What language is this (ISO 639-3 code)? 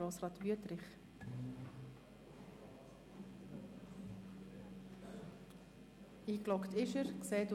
gsw